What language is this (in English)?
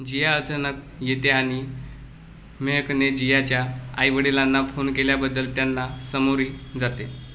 Marathi